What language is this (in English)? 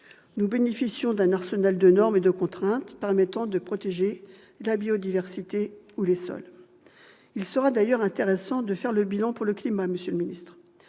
French